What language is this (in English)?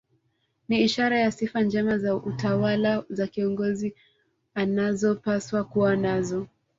Swahili